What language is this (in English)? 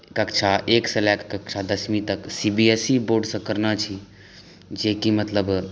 Maithili